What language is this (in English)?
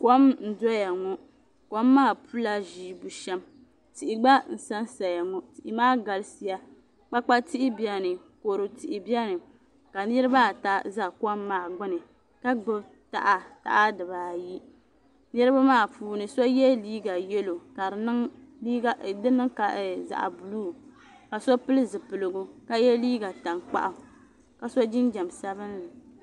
Dagbani